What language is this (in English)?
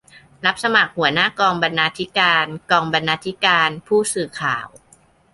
Thai